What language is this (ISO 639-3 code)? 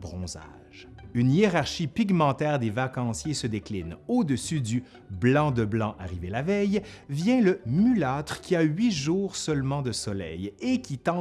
fra